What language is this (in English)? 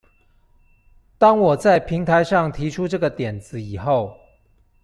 Chinese